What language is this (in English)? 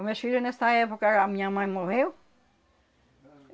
Portuguese